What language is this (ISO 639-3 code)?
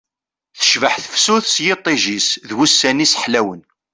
kab